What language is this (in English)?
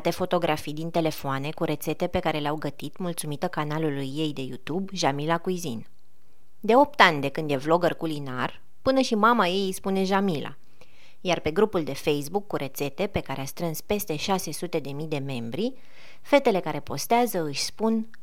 Romanian